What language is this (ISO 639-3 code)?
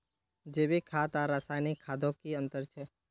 mag